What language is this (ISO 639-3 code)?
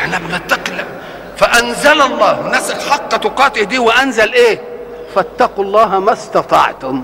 ara